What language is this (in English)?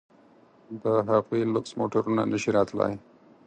Pashto